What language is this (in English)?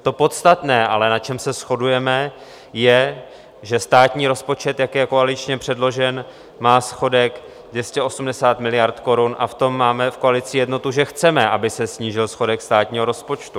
Czech